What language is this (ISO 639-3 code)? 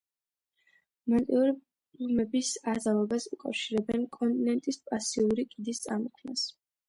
kat